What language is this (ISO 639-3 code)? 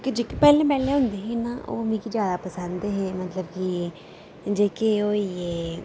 doi